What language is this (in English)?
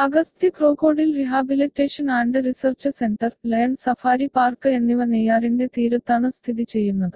Malayalam